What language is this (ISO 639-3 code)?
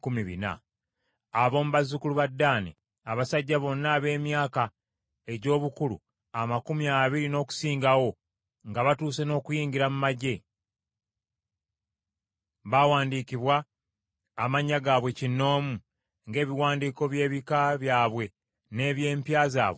lug